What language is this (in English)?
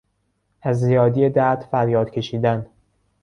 Persian